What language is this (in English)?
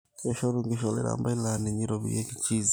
Masai